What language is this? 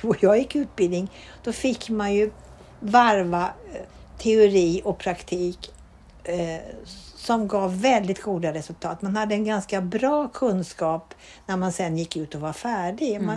Swedish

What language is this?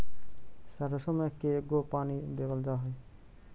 Magahi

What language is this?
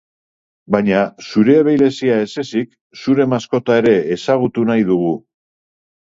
Basque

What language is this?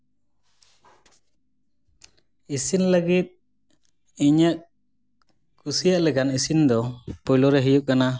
Santali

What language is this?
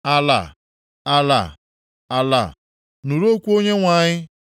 Igbo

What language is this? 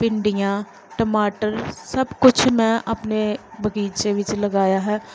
Punjabi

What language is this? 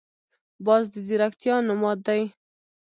Pashto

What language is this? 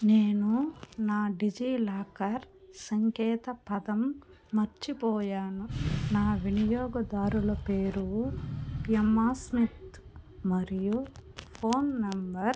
Telugu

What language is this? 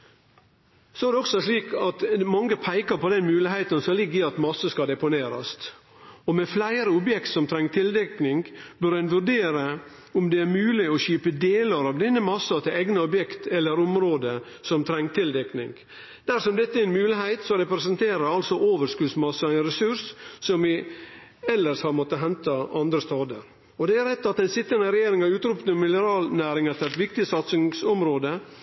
Norwegian Nynorsk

